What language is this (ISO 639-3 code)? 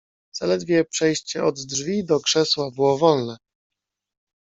pol